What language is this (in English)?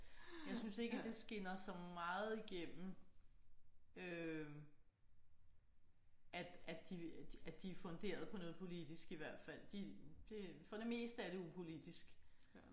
Danish